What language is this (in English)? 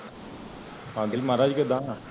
Punjabi